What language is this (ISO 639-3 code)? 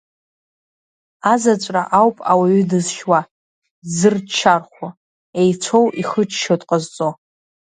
abk